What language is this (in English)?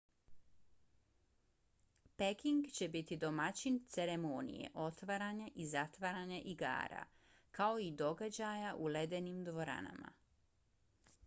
Bosnian